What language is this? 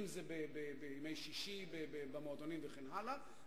Hebrew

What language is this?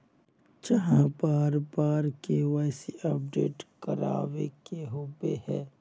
Magahi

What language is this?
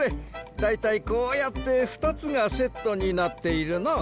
Japanese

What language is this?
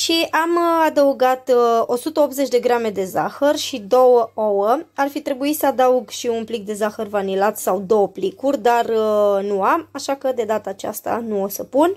Romanian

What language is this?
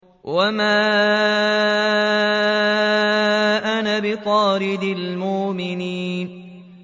Arabic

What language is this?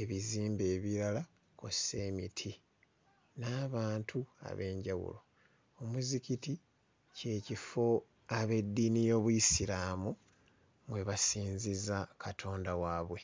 Ganda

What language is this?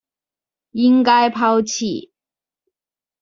Chinese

